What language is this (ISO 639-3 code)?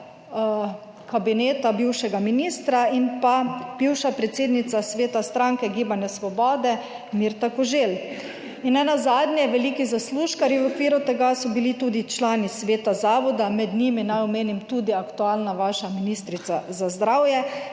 slv